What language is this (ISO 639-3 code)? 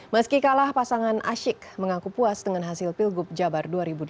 ind